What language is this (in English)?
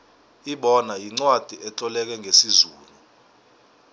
South Ndebele